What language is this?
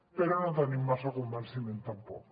Catalan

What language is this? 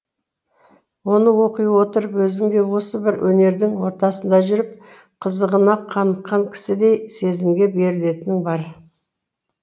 Kazakh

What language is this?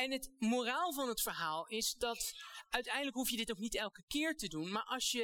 Dutch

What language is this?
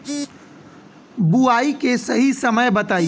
Bhojpuri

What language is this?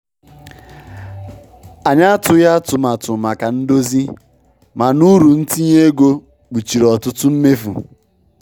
Igbo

